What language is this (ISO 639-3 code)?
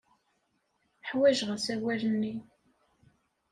kab